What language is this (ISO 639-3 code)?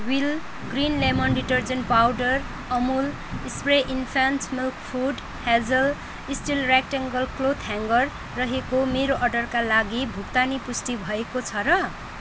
nep